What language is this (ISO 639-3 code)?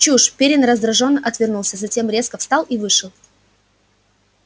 rus